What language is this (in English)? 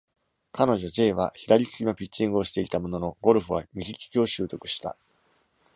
Japanese